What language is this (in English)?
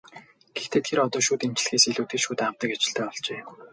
Mongolian